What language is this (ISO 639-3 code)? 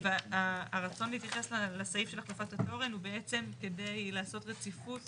heb